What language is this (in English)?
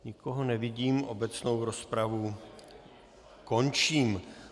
Czech